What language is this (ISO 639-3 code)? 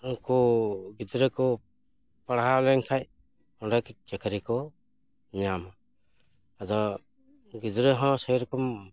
sat